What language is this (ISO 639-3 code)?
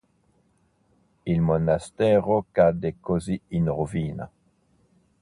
ita